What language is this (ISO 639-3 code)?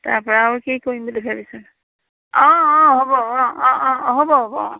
asm